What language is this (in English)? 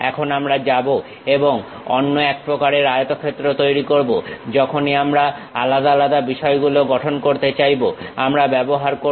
Bangla